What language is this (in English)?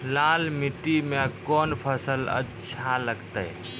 Maithili